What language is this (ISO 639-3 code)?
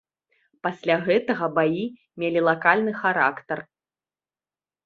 bel